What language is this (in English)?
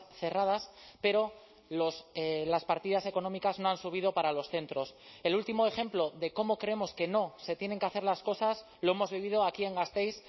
Spanish